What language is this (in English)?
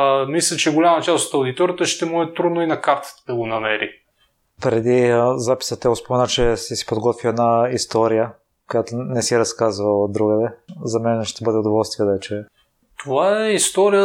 Bulgarian